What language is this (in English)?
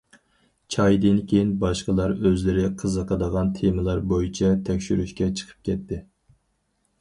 Uyghur